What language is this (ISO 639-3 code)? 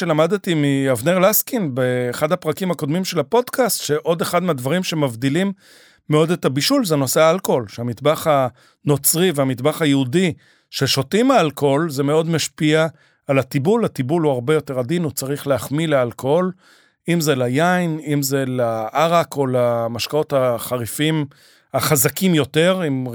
heb